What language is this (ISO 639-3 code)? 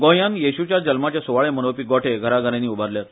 kok